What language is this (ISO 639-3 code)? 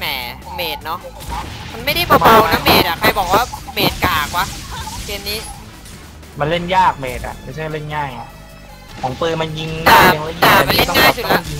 tha